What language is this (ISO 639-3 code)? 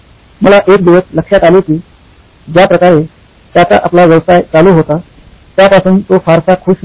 mar